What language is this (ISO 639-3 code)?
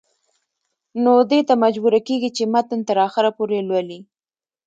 pus